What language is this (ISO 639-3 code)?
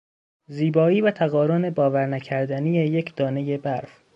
fas